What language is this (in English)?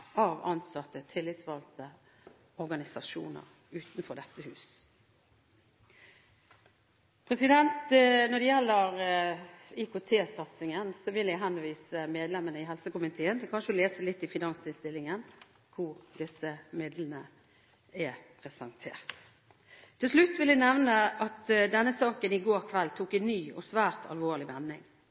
Norwegian Bokmål